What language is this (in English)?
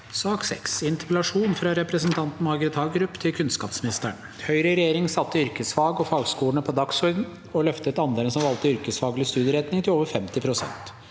Norwegian